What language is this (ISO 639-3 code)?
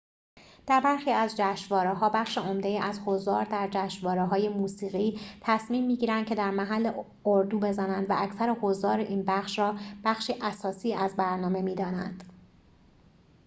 fas